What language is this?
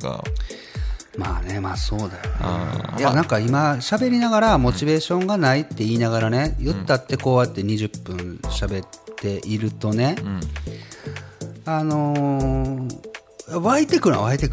Japanese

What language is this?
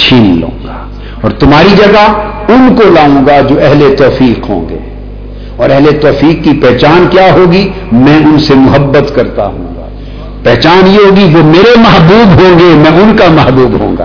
Urdu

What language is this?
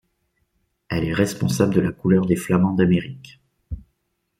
French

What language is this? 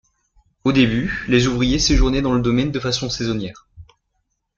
French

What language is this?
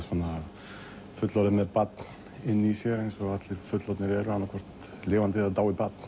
Icelandic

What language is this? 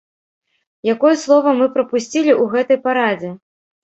Belarusian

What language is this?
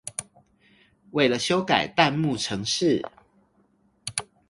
Chinese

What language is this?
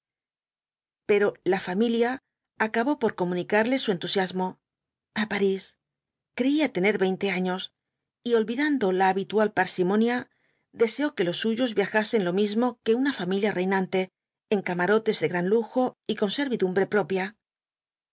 Spanish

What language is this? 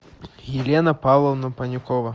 Russian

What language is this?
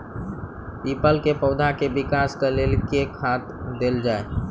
Maithili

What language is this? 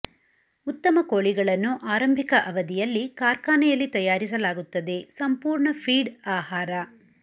Kannada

